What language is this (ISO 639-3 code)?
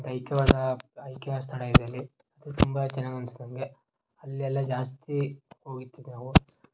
kan